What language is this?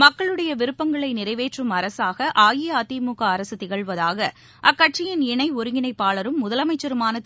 Tamil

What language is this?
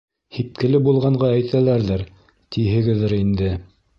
Bashkir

